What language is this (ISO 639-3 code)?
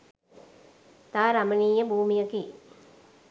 sin